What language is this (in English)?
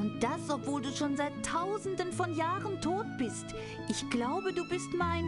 German